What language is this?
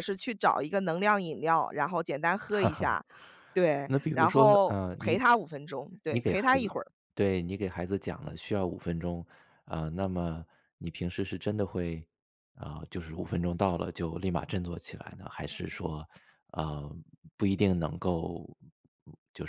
Chinese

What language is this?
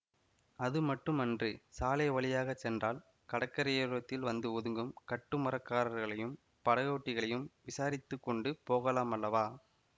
Tamil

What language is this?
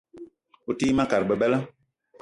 Eton (Cameroon)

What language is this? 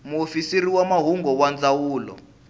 Tsonga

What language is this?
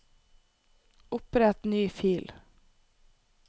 Norwegian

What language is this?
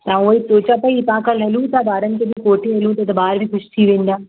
Sindhi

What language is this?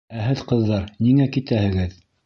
Bashkir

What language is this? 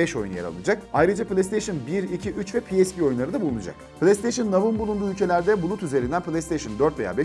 Turkish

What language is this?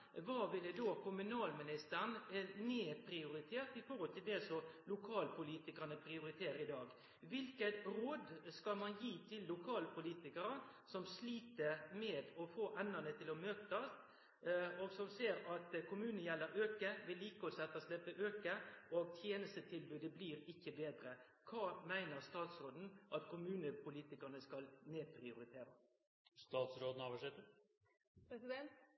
Norwegian Nynorsk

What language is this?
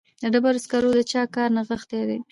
Pashto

